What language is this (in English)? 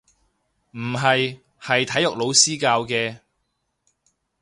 Cantonese